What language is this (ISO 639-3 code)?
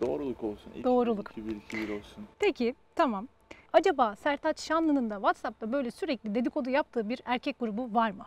tur